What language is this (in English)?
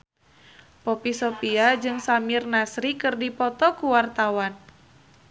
Sundanese